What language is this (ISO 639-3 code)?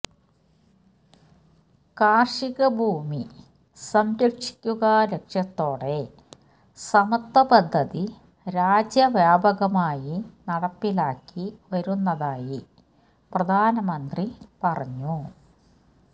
mal